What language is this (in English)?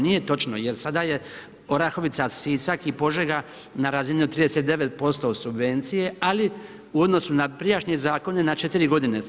Croatian